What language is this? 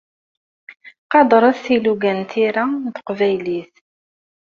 Kabyle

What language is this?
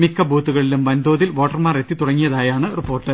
Malayalam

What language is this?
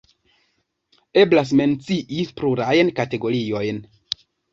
Esperanto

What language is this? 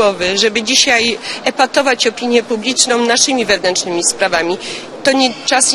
Polish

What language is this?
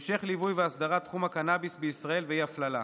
Hebrew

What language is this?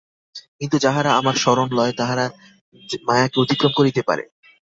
Bangla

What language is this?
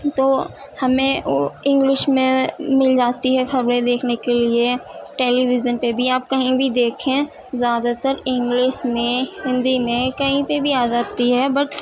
Urdu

